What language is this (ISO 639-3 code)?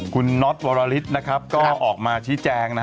tha